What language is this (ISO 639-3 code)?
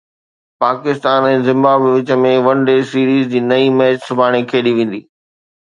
snd